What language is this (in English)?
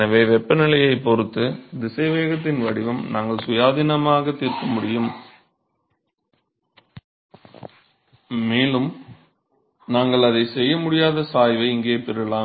Tamil